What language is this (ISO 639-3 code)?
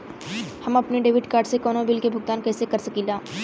bho